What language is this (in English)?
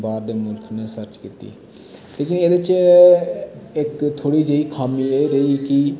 Dogri